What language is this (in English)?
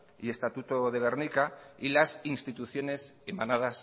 Spanish